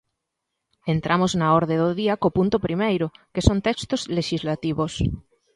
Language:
Galician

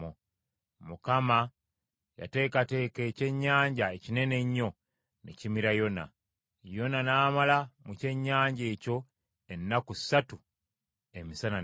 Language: Ganda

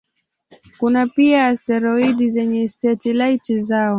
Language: Swahili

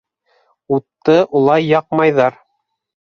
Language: Bashkir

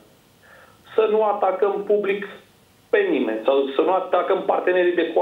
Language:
Romanian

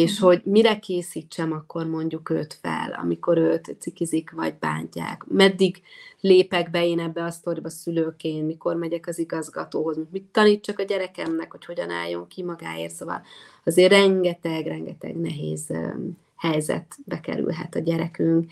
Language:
Hungarian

